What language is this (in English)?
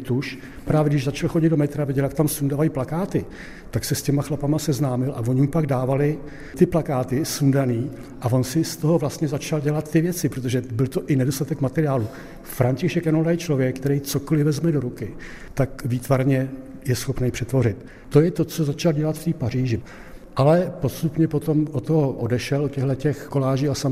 Czech